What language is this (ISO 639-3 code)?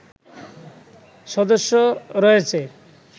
ben